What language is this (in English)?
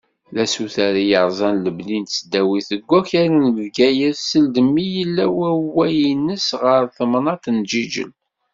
Kabyle